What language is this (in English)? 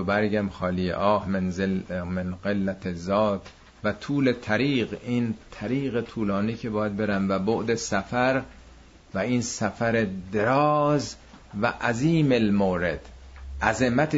Persian